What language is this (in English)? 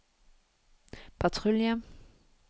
Norwegian